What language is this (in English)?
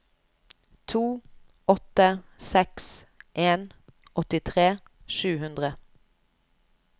Norwegian